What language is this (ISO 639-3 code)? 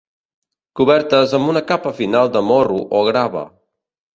cat